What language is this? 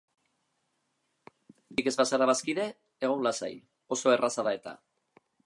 Basque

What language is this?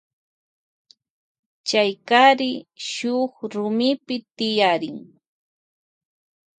Loja Highland Quichua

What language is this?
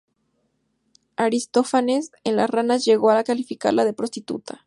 Spanish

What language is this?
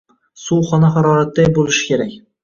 Uzbek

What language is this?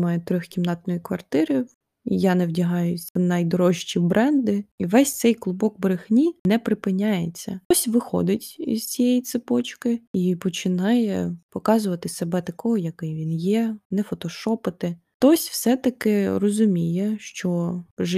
Ukrainian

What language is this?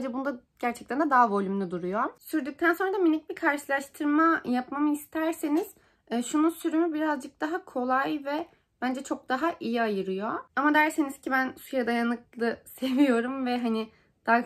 Turkish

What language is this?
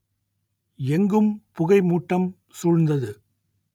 Tamil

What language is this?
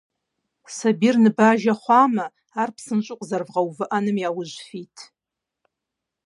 Kabardian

